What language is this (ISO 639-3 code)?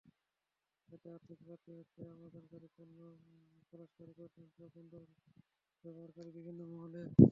ben